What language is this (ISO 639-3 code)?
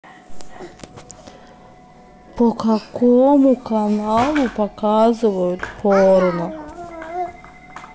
rus